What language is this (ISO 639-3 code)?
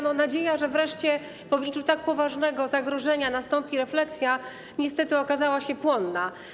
pol